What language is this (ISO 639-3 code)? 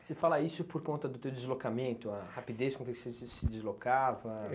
por